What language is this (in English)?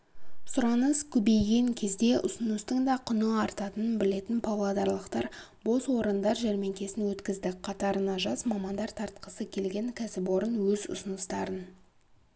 Kazakh